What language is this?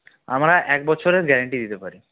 Bangla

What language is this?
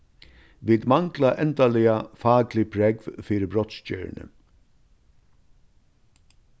Faroese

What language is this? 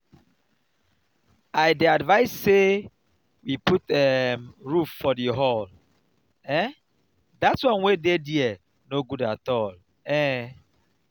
Nigerian Pidgin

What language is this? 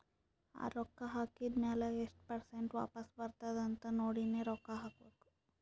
Kannada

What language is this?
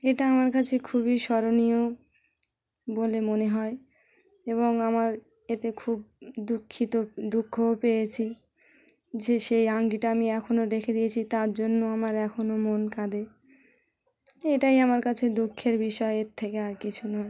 Bangla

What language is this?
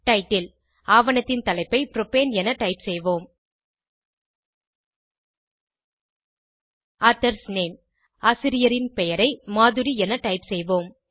Tamil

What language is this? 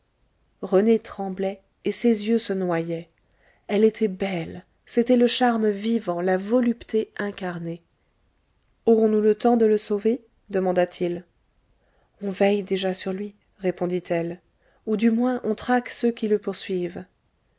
French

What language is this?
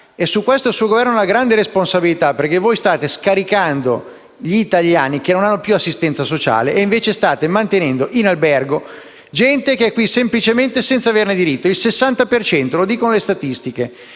Italian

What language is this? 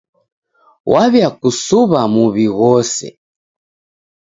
Taita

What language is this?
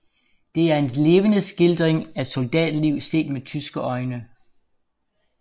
Danish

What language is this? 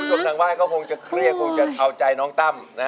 Thai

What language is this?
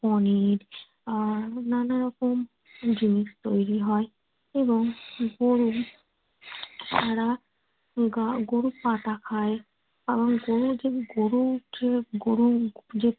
Bangla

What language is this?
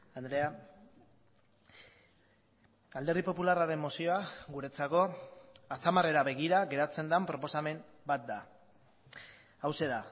Basque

